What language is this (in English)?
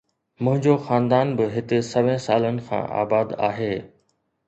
Sindhi